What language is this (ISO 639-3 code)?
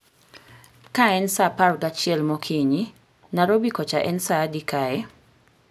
luo